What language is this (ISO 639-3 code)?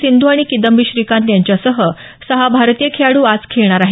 mar